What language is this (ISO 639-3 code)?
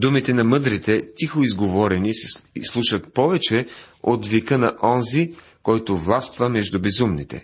bul